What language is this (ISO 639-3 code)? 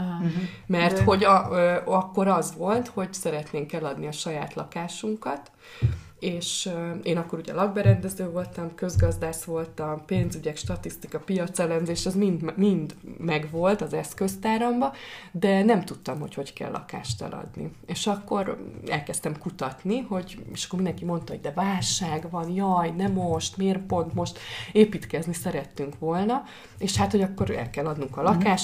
hun